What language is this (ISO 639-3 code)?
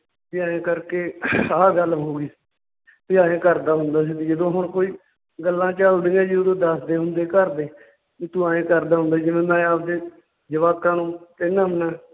pan